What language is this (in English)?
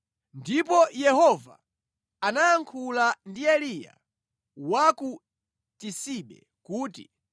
Nyanja